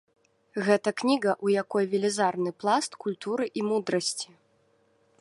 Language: Belarusian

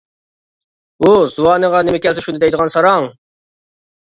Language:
Uyghur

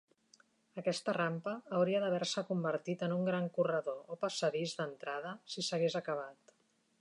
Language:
Catalan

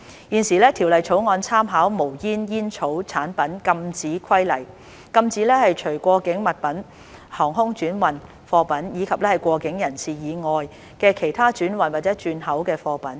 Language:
Cantonese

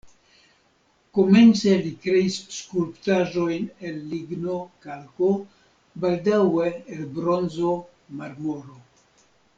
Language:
Esperanto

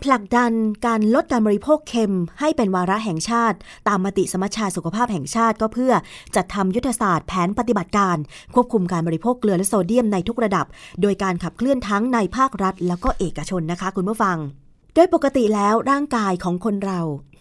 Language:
Thai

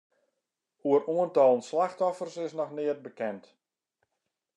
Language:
Western Frisian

